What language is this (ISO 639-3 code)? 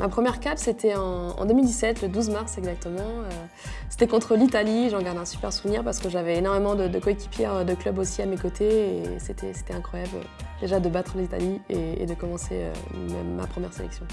fra